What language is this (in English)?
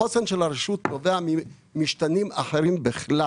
Hebrew